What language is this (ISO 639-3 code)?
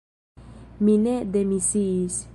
epo